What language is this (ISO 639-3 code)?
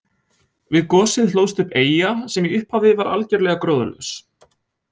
isl